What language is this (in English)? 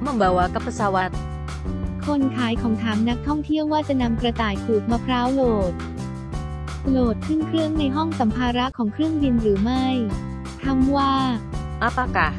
Thai